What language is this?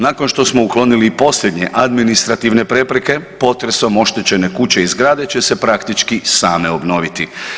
Croatian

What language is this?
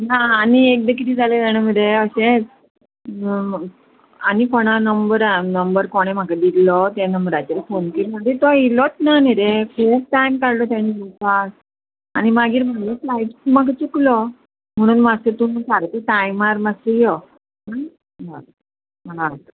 Konkani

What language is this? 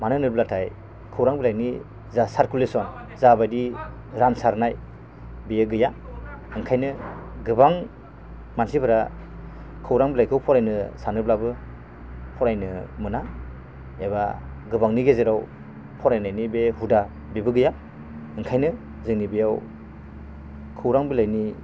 Bodo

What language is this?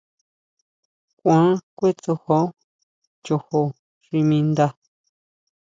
Huautla Mazatec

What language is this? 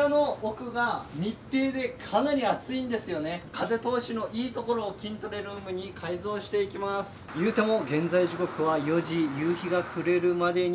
Japanese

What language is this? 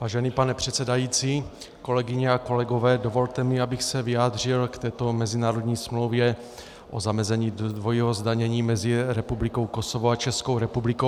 Czech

